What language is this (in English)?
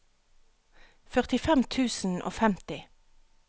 Norwegian